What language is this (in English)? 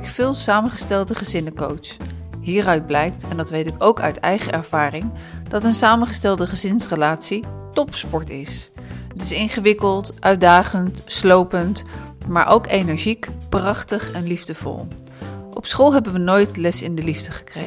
Dutch